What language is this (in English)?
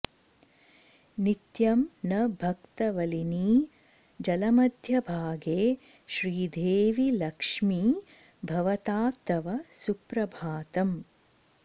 Sanskrit